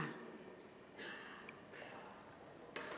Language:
Thai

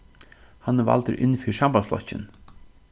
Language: Faroese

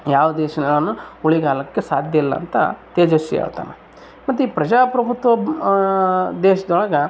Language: Kannada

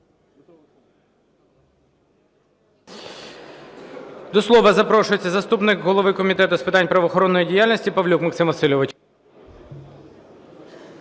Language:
Ukrainian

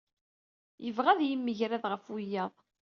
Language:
Kabyle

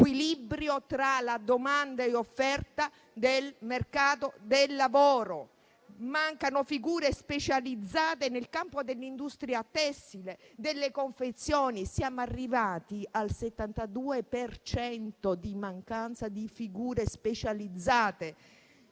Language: Italian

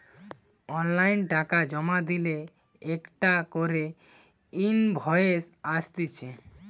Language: Bangla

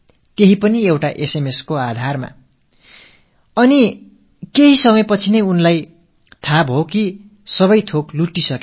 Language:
Tamil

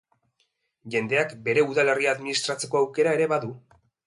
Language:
Basque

